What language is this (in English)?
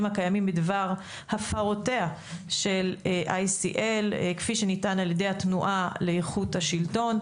Hebrew